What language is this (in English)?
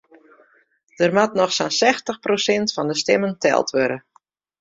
Western Frisian